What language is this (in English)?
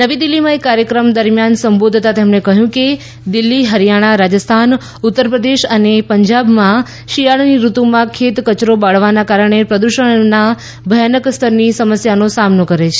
Gujarati